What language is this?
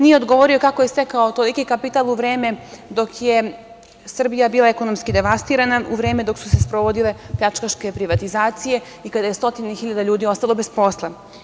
Serbian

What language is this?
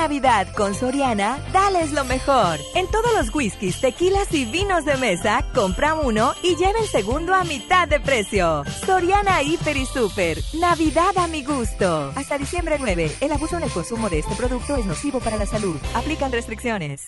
Spanish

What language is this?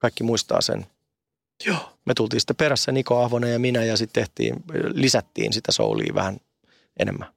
Finnish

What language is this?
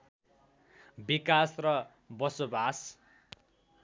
Nepali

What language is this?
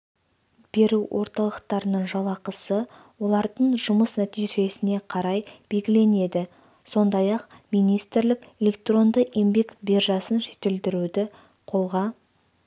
Kazakh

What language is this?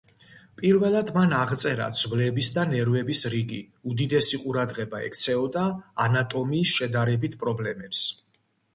Georgian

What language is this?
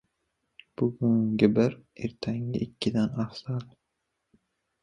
Uzbek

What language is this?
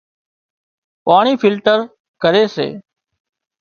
Wadiyara Koli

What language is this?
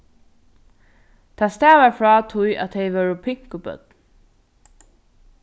Faroese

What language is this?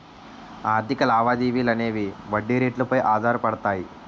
Telugu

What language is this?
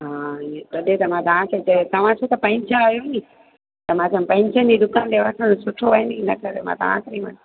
Sindhi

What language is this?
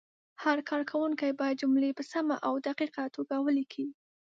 Pashto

